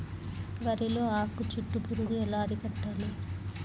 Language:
Telugu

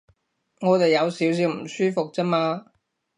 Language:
Cantonese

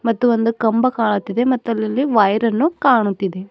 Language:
Kannada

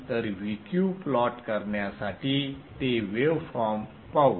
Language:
Marathi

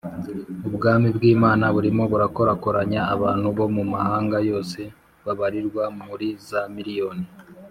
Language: Kinyarwanda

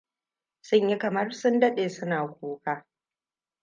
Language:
Hausa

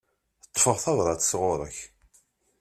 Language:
Kabyle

